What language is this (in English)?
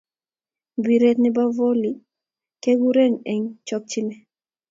Kalenjin